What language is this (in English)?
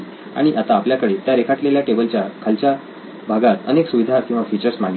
Marathi